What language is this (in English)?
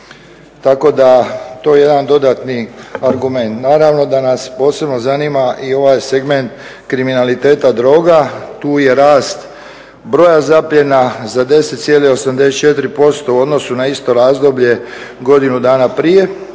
Croatian